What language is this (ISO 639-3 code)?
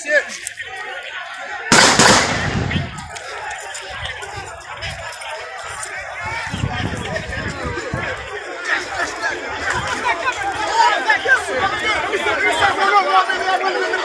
fra